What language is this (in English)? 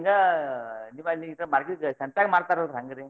Kannada